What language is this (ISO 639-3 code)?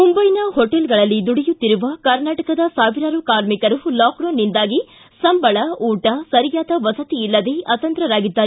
kan